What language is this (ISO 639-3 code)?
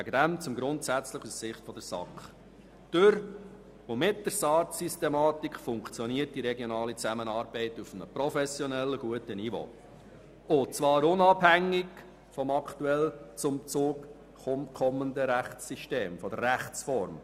gsw